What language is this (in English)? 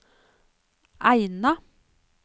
Norwegian